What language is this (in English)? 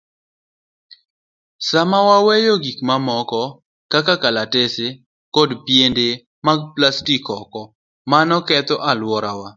Luo (Kenya and Tanzania)